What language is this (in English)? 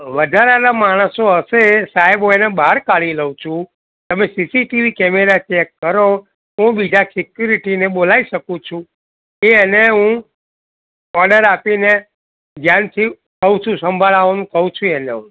Gujarati